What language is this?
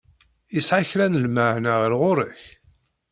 Kabyle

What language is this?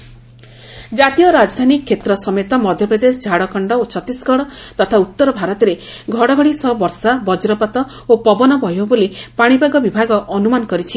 Odia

